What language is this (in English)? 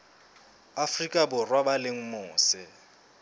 Southern Sotho